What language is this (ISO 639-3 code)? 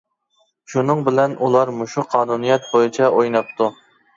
uig